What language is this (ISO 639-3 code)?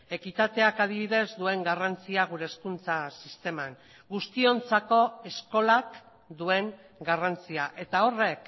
eus